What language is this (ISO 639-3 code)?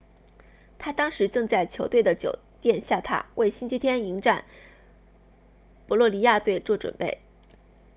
zho